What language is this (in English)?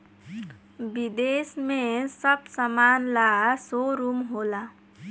Bhojpuri